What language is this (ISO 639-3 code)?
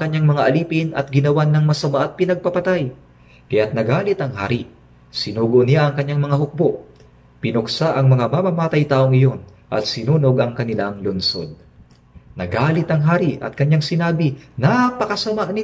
fil